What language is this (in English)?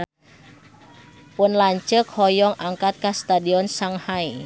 Sundanese